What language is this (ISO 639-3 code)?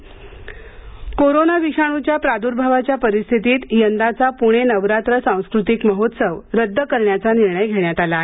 mar